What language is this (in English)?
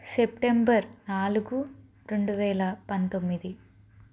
Telugu